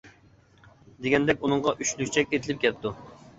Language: Uyghur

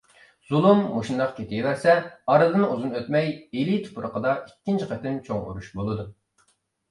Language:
Uyghur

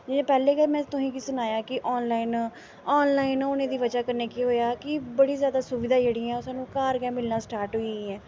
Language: Dogri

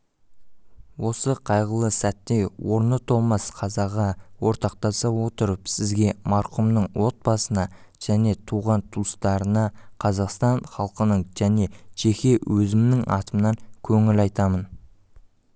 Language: Kazakh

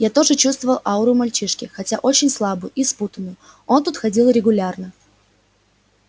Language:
Russian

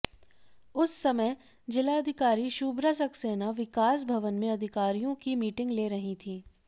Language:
Hindi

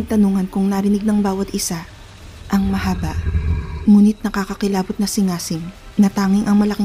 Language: Filipino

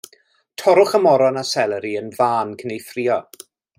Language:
Welsh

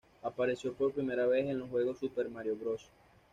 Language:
Spanish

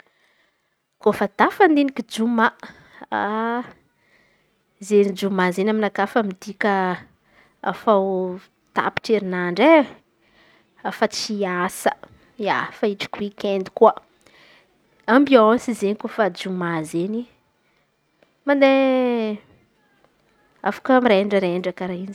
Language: Antankarana Malagasy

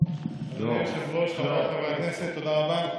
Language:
Hebrew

